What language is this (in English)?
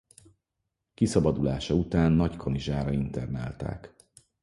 Hungarian